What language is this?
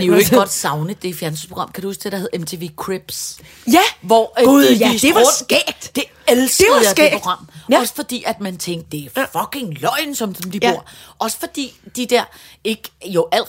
Danish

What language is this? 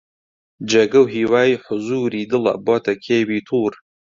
Central Kurdish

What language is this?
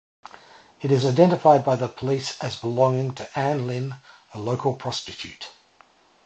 English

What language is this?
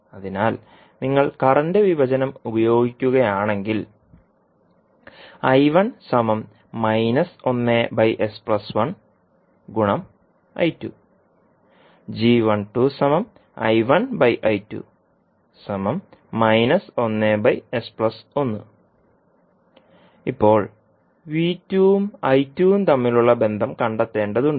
Malayalam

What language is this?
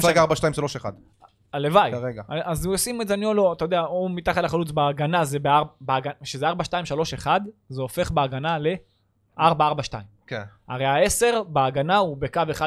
Hebrew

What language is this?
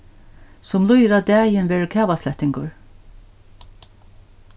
Faroese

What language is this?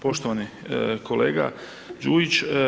Croatian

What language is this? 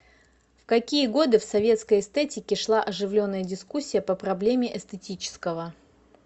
Russian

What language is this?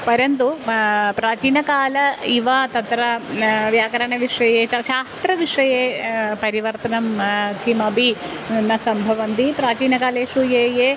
Sanskrit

